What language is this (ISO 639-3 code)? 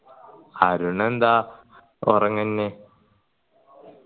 mal